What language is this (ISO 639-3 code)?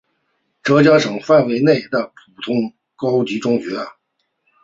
zho